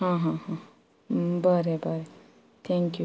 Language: Konkani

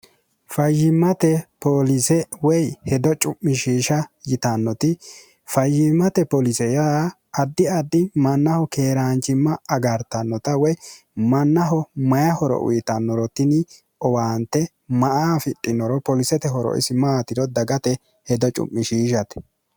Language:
Sidamo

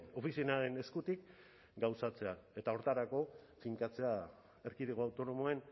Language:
Basque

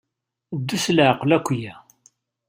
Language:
Kabyle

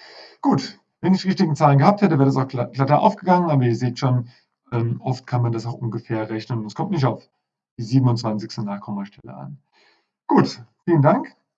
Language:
German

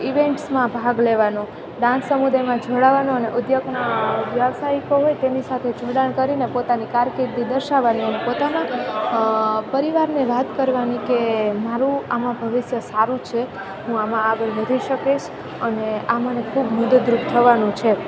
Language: Gujarati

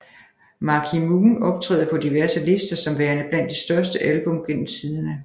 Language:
Danish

